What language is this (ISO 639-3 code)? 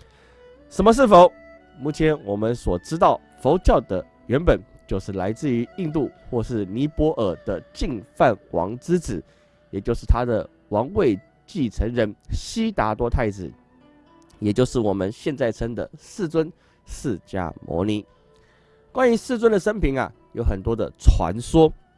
zho